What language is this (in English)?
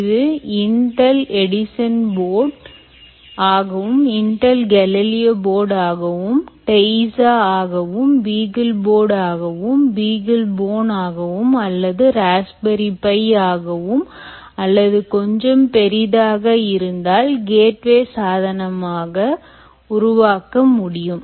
Tamil